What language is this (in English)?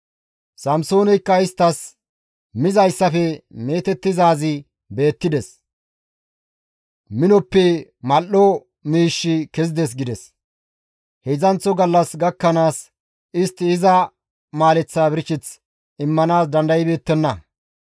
Gamo